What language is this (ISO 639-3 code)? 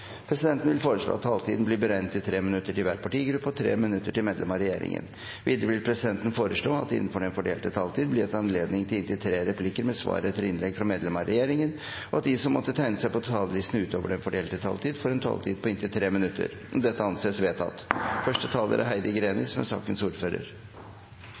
nor